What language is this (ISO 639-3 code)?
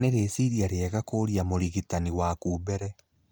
kik